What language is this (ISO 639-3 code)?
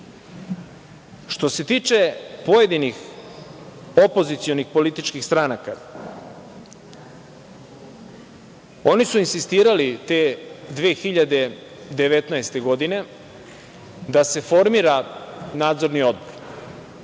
srp